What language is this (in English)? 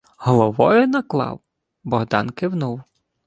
Ukrainian